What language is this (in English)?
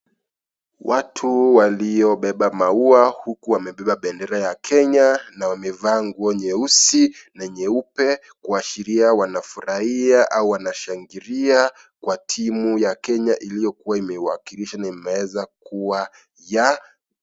Swahili